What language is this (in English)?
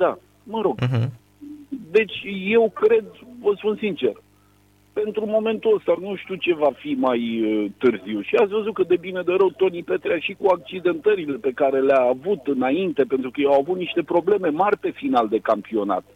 Romanian